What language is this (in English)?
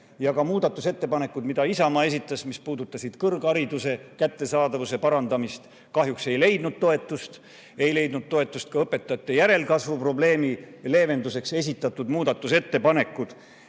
Estonian